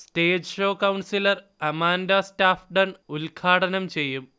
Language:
Malayalam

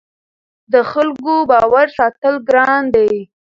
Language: Pashto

